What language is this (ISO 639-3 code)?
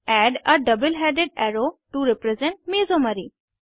hin